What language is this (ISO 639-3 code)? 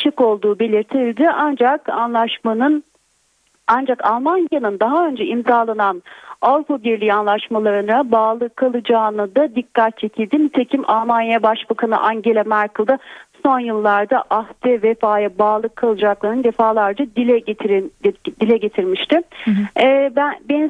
tur